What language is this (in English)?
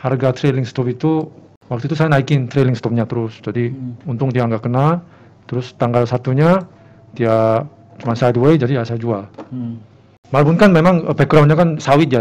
Indonesian